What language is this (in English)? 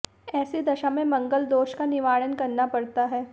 Hindi